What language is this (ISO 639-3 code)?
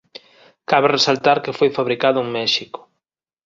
glg